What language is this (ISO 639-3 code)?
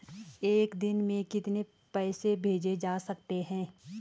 hin